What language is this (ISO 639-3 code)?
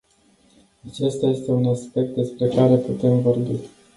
ron